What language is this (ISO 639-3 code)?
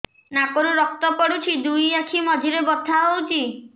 ori